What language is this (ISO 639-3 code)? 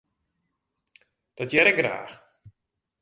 fry